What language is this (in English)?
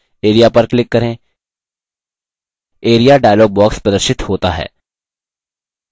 Hindi